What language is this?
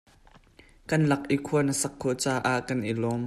Hakha Chin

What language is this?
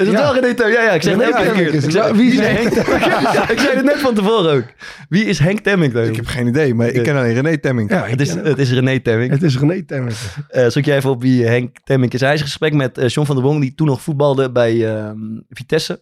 Dutch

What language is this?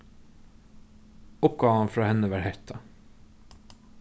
Faroese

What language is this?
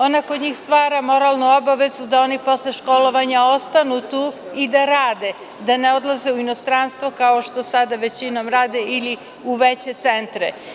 Serbian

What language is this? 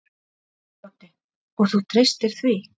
Icelandic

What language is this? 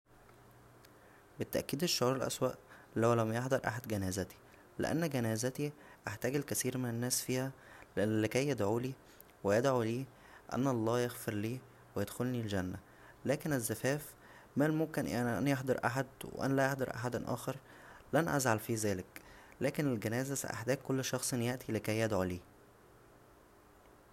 Egyptian Arabic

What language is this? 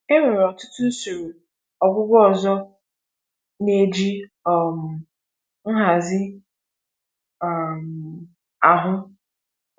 Igbo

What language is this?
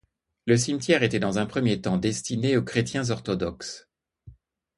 French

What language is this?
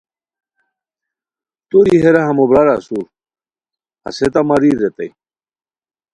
Khowar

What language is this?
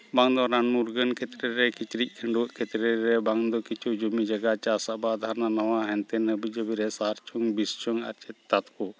Santali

